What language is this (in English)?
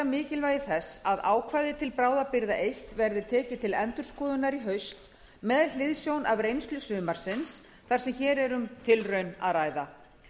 Icelandic